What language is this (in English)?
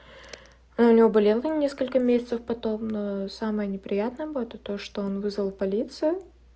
Russian